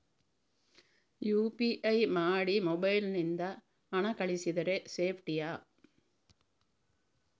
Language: Kannada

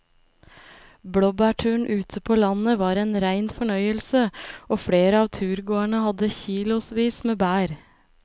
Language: Norwegian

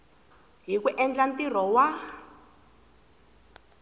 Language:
Tsonga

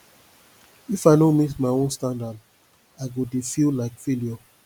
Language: Nigerian Pidgin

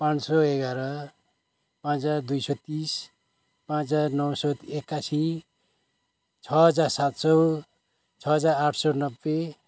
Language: Nepali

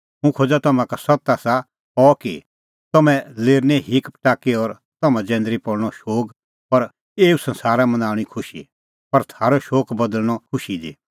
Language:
Kullu Pahari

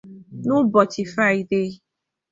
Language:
Igbo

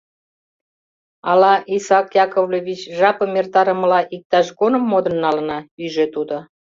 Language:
Mari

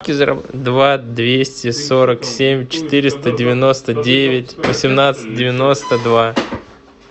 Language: Russian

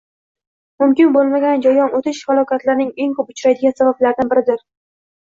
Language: Uzbek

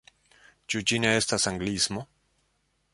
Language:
Esperanto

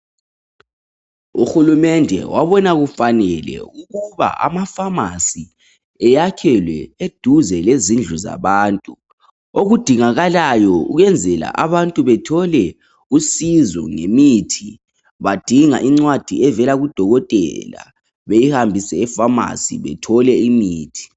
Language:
North Ndebele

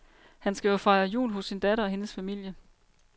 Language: Danish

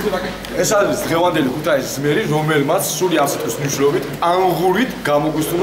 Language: Romanian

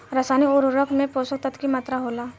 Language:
Bhojpuri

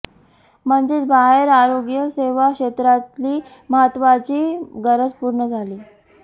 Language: Marathi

